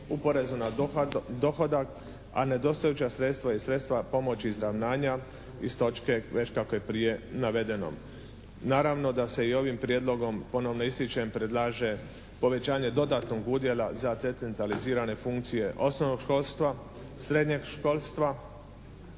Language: Croatian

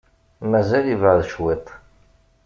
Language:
Kabyle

